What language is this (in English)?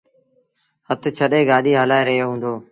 Sindhi Bhil